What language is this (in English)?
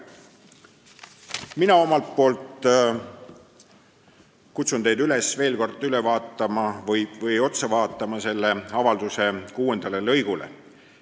Estonian